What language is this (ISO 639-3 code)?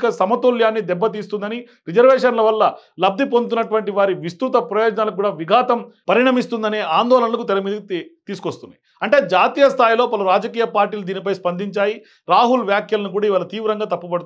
tel